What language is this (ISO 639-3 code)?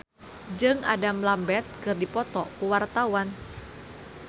sun